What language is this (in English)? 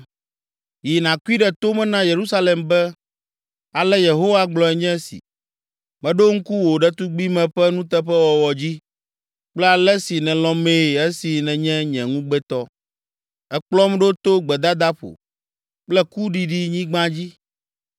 Ewe